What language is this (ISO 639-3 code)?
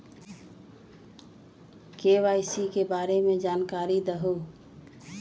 mag